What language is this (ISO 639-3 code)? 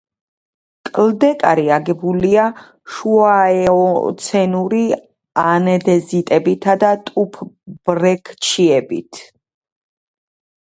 kat